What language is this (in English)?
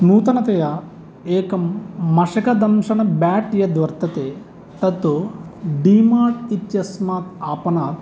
Sanskrit